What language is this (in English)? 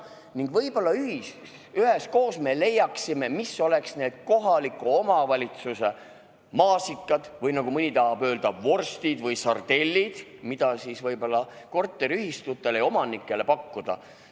Estonian